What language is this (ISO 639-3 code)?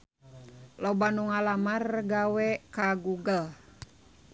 sun